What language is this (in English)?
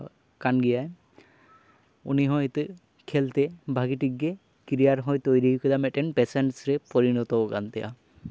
Santali